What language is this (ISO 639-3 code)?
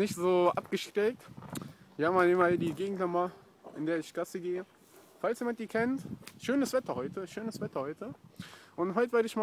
deu